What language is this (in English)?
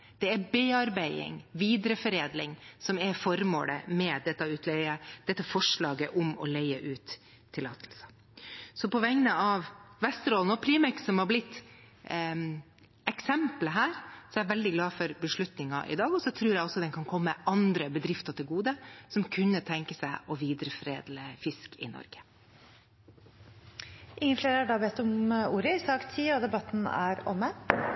Norwegian Bokmål